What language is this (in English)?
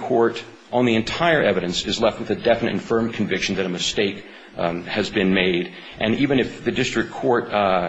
English